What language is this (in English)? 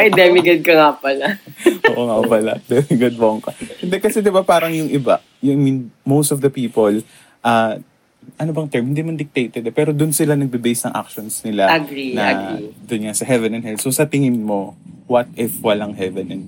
Filipino